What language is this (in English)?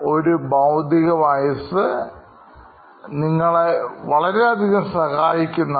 Malayalam